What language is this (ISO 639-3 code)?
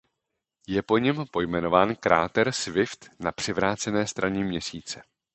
ces